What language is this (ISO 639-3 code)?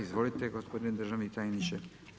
hrv